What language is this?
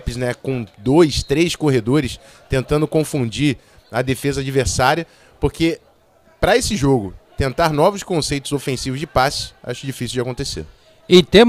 Portuguese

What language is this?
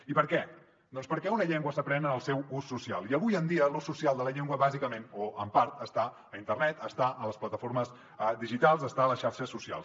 Catalan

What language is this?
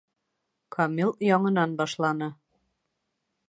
Bashkir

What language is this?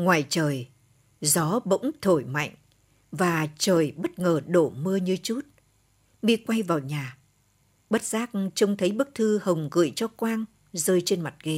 Vietnamese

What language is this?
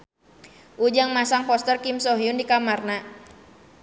Sundanese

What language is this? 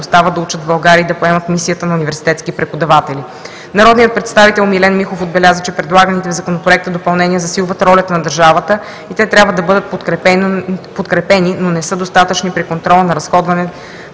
Bulgarian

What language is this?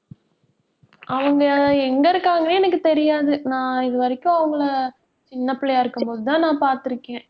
Tamil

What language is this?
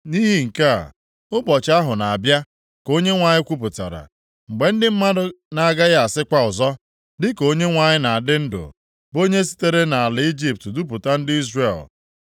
Igbo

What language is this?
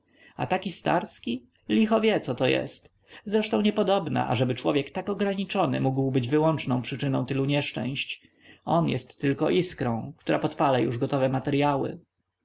Polish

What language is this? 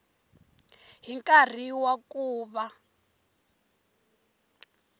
Tsonga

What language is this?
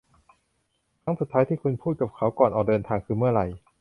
Thai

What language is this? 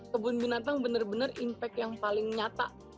Indonesian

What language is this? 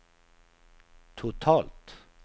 Swedish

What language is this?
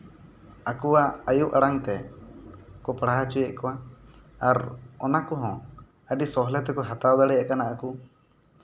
Santali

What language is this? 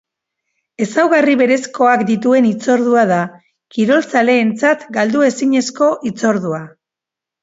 Basque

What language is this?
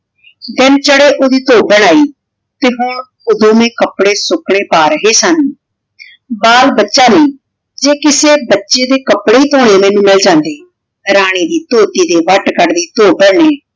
Punjabi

